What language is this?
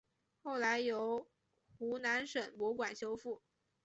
Chinese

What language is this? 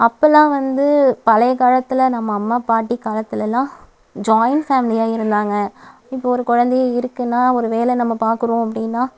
Tamil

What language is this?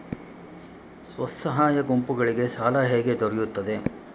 Kannada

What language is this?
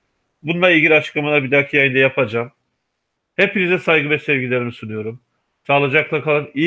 Turkish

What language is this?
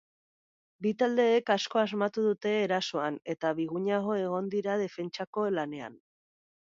Basque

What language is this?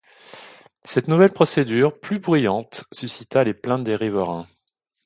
French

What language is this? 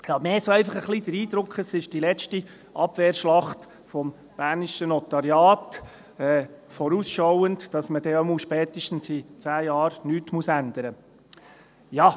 Swiss German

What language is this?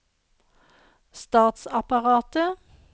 Norwegian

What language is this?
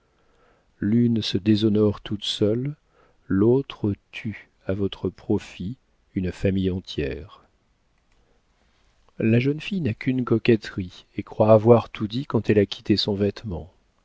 French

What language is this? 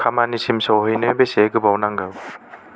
Bodo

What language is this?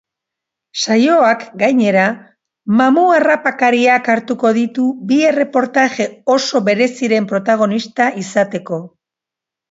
Basque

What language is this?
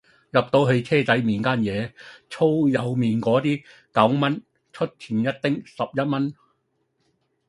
Cantonese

